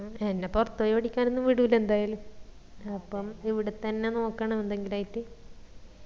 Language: Malayalam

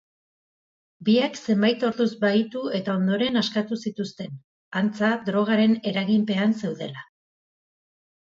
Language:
Basque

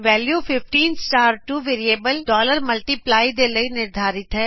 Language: Punjabi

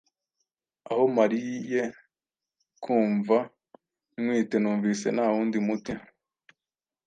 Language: Kinyarwanda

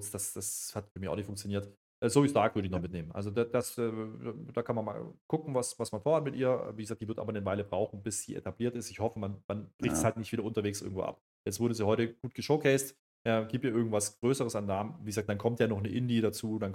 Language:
German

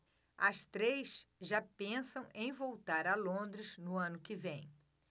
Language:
Portuguese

